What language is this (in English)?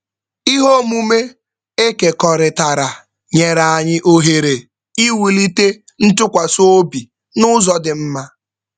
Igbo